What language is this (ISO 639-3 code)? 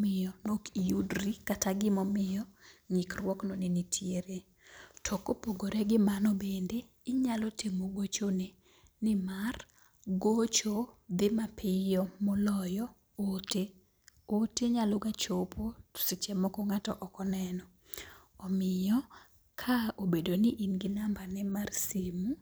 luo